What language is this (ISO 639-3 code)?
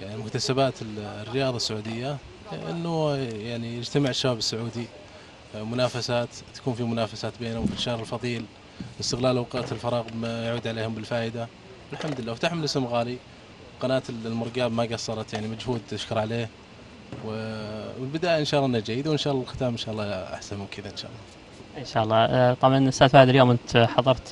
ara